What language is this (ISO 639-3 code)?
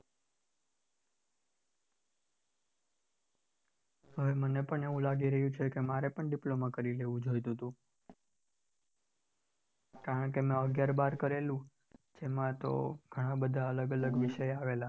guj